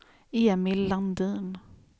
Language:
Swedish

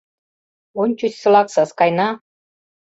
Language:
Mari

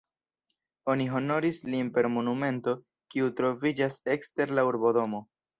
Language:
Esperanto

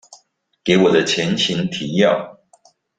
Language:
Chinese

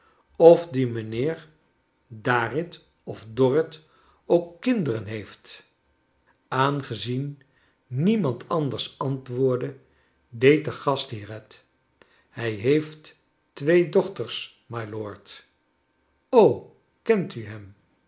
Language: Dutch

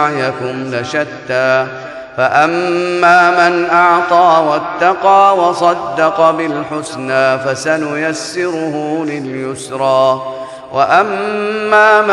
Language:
Arabic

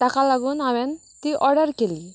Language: Konkani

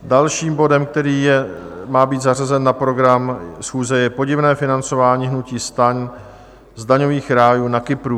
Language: Czech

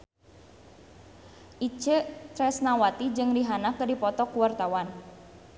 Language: Sundanese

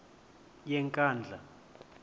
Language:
Xhosa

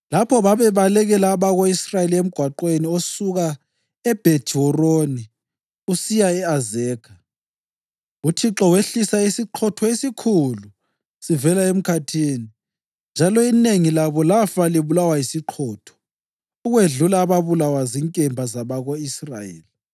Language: North Ndebele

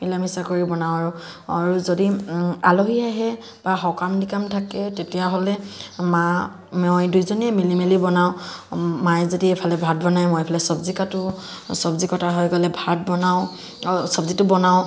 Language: Assamese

